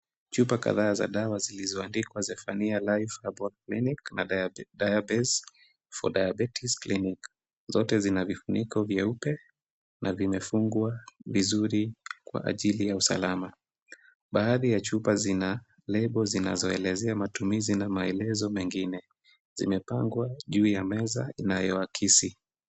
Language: Swahili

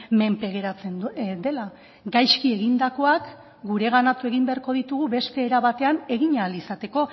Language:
Basque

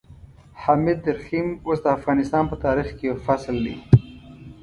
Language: Pashto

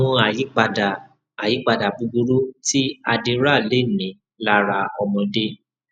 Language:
Yoruba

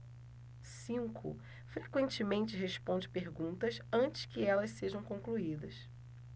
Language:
Portuguese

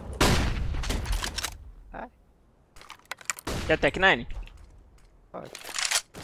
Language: Portuguese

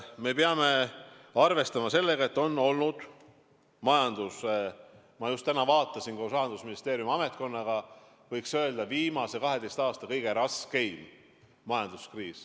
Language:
Estonian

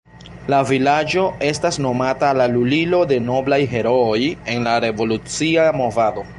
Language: Esperanto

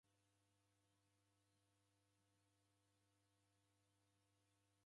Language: Taita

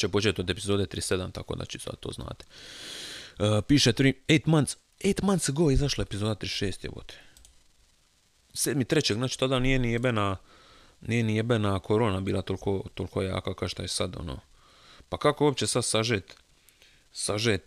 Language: Croatian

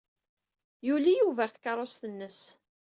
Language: Kabyle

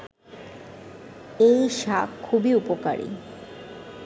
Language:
Bangla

